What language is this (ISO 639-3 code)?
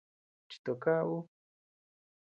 cux